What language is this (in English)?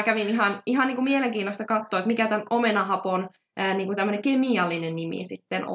Finnish